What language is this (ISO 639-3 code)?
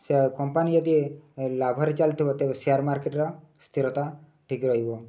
ori